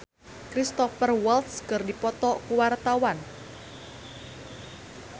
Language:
Sundanese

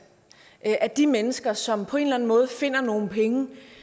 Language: Danish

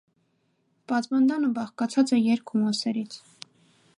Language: Armenian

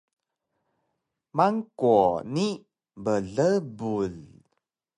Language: Taroko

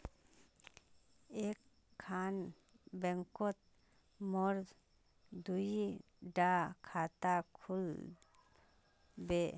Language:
Magahi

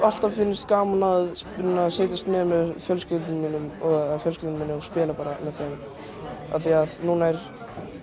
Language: Icelandic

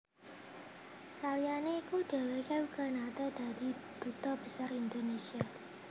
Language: Javanese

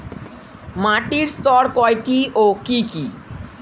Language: Bangla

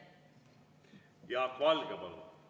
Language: Estonian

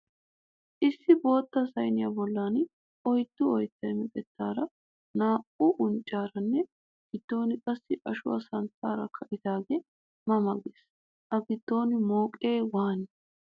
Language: Wolaytta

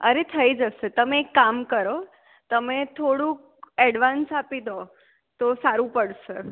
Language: Gujarati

